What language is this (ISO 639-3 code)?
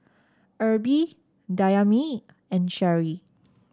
eng